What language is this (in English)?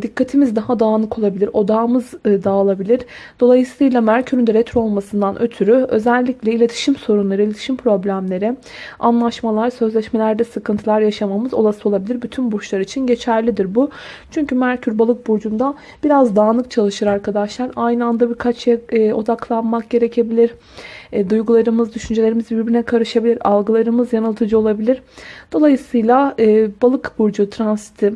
Turkish